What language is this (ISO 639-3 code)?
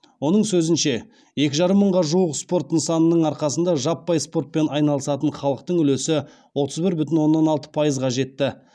kaz